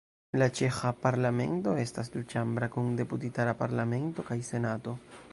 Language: Esperanto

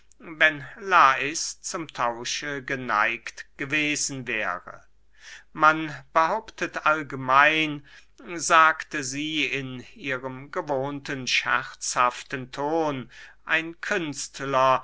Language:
German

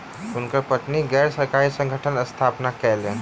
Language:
Maithili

